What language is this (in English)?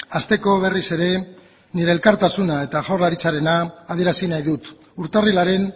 Basque